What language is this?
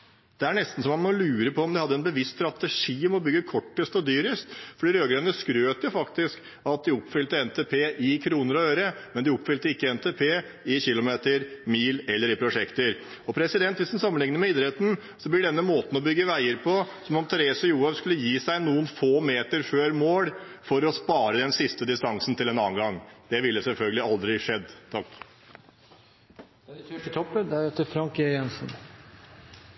Norwegian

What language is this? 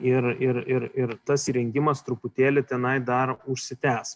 Lithuanian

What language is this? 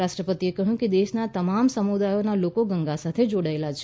Gujarati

